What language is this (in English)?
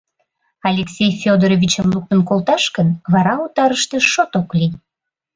Mari